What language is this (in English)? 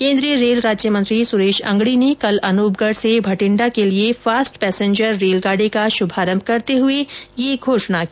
Hindi